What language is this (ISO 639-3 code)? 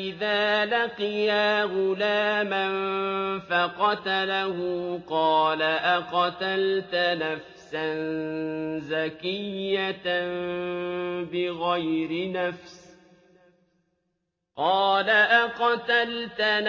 ara